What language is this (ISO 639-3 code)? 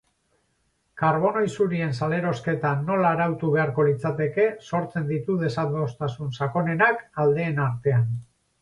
eus